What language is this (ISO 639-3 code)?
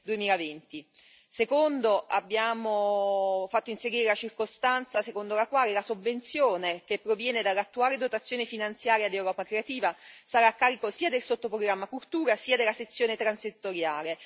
ita